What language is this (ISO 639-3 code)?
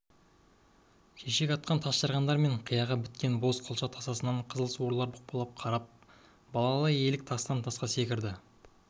kaz